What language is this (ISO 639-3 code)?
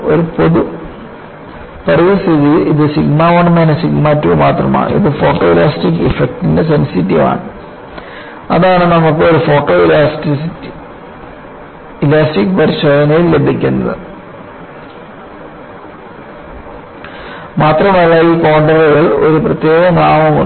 mal